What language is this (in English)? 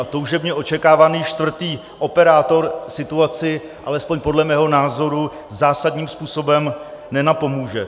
Czech